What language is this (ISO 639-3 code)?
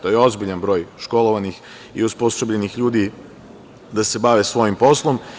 srp